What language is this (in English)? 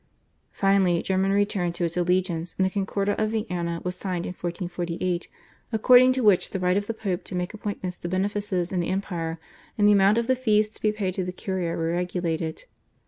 English